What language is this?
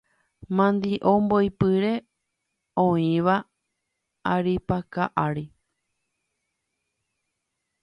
Guarani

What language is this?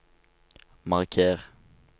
Norwegian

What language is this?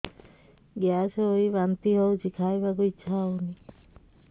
Odia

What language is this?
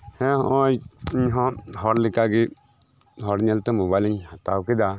Santali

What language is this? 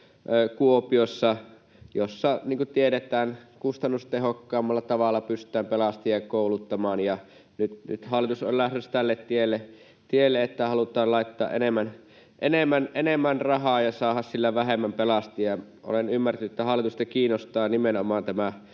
Finnish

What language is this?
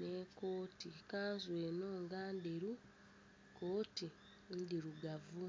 Soga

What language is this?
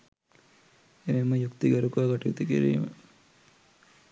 Sinhala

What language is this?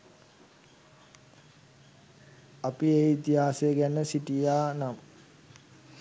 Sinhala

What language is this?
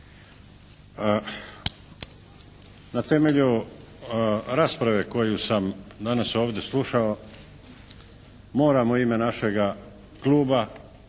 Croatian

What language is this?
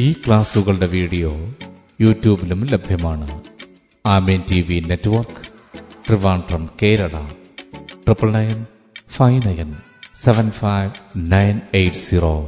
Malayalam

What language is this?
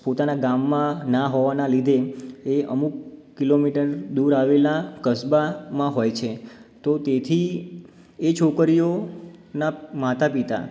Gujarati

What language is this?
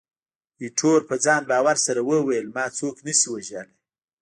Pashto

